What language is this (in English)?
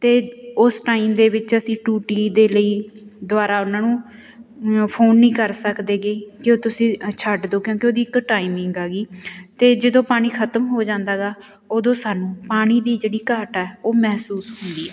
Punjabi